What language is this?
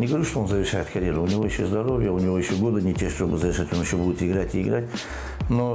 Russian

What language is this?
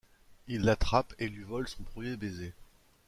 French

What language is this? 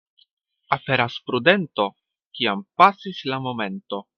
Esperanto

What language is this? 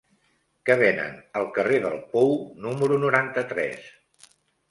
Catalan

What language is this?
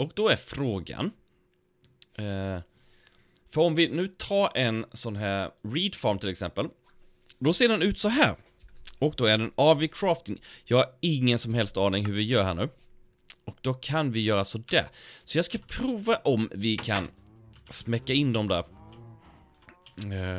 Swedish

